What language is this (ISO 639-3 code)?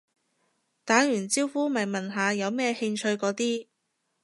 yue